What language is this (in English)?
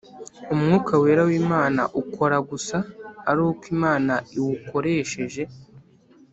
Kinyarwanda